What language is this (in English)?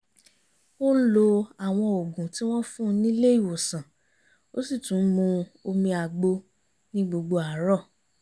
Yoruba